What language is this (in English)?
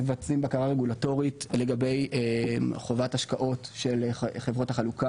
Hebrew